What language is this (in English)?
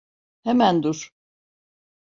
Turkish